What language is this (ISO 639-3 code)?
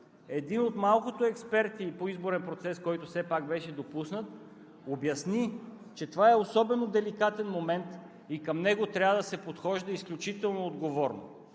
bul